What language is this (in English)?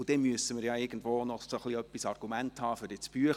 Swiss German